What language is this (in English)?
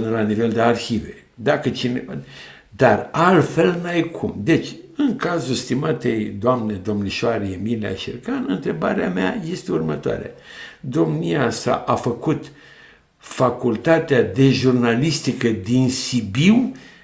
Romanian